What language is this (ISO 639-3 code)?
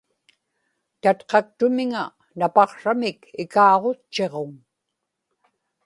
ipk